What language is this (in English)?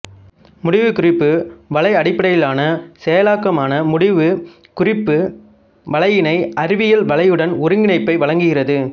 Tamil